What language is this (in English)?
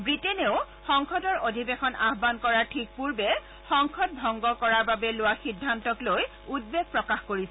Assamese